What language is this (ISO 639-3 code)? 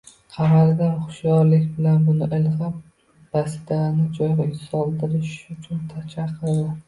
uzb